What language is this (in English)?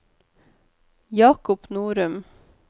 Norwegian